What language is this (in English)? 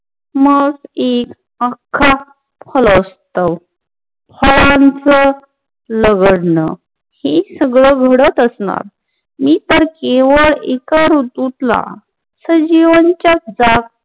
Marathi